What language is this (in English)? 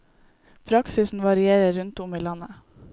Norwegian